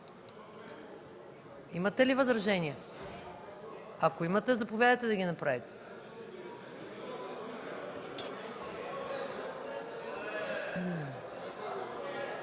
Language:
Bulgarian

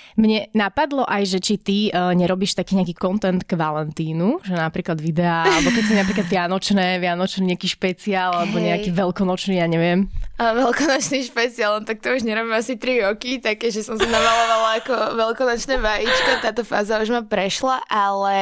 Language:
Slovak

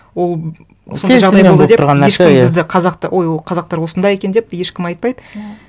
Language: Kazakh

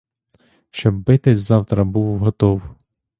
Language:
Ukrainian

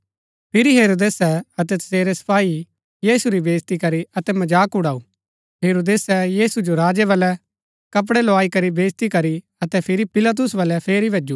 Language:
Gaddi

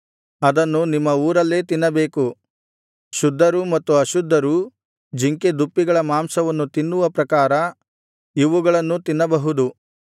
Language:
Kannada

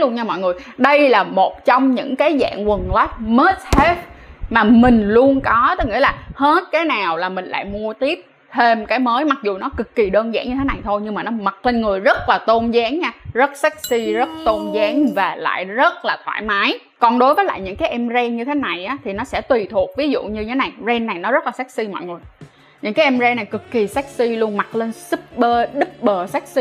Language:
Vietnamese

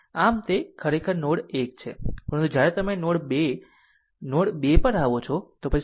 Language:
Gujarati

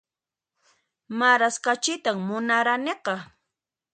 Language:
Puno Quechua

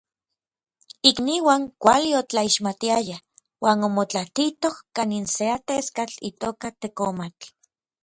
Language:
Orizaba Nahuatl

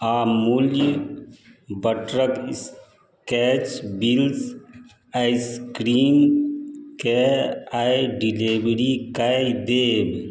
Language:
Maithili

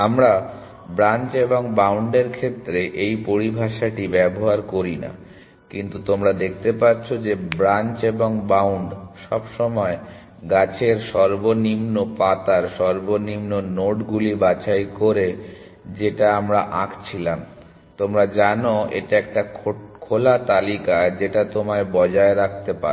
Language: Bangla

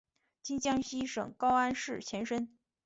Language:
Chinese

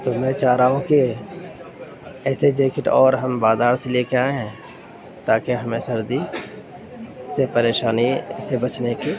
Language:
Urdu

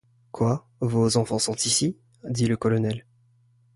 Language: French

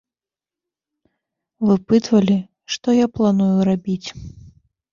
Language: Belarusian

